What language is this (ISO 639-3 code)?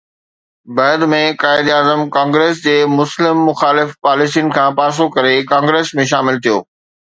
snd